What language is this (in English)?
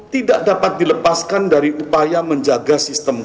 Indonesian